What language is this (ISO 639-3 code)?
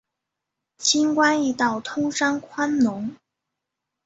zho